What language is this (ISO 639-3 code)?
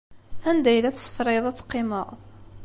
kab